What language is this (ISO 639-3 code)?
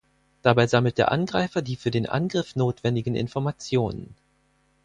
deu